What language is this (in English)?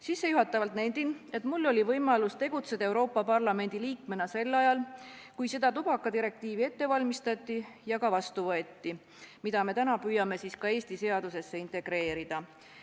Estonian